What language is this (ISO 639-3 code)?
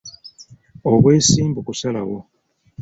lug